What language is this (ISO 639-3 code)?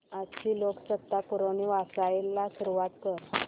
mar